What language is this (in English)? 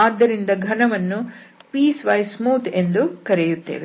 Kannada